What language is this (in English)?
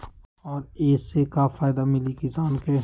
Magahi